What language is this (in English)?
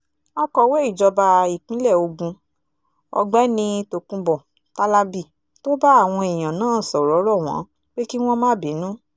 Yoruba